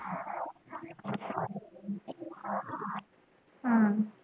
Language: Punjabi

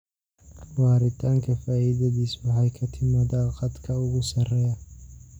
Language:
Somali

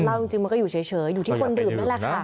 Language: Thai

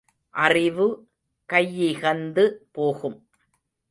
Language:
Tamil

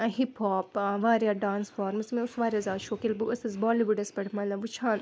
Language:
Kashmiri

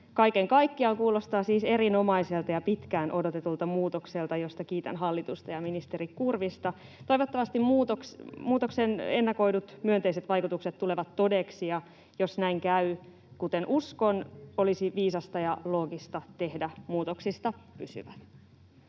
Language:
Finnish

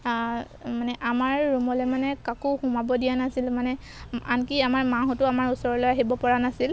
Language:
Assamese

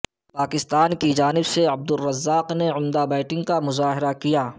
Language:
Urdu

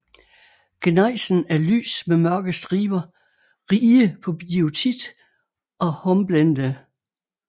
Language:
Danish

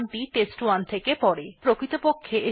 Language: Bangla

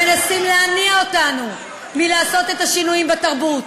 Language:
Hebrew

